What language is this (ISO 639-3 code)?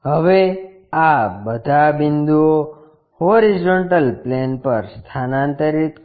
guj